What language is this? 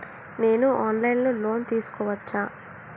Telugu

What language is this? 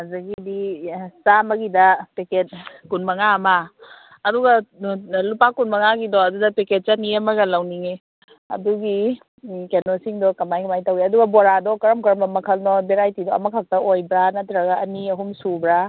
Manipuri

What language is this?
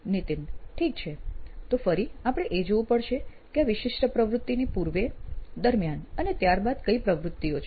Gujarati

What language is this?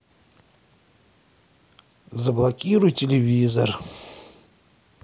Russian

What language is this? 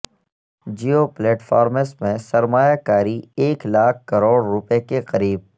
Urdu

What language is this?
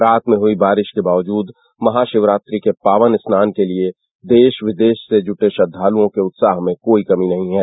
Hindi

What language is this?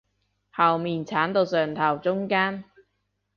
Cantonese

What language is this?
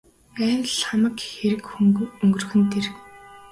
Mongolian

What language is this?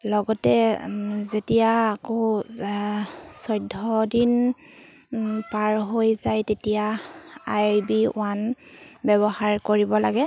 Assamese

